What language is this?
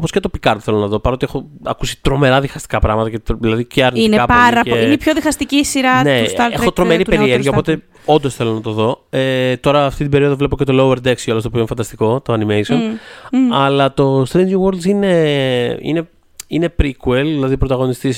Greek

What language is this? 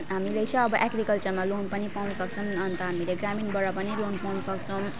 Nepali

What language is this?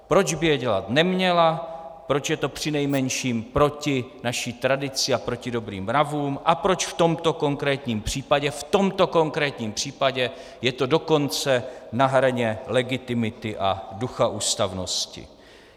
Czech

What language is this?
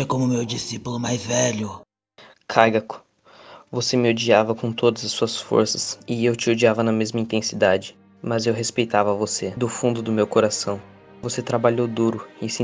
Portuguese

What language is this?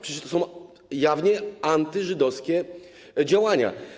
Polish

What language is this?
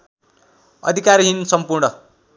Nepali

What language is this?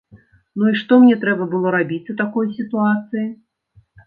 Belarusian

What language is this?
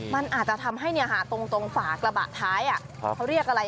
Thai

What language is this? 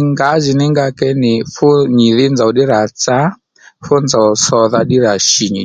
Lendu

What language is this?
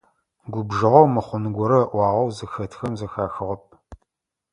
Adyghe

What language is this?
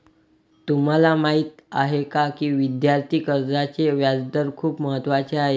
Marathi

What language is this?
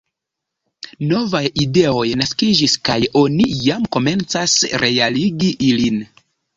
Esperanto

